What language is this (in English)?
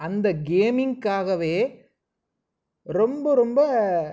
Tamil